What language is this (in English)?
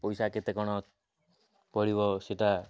Odia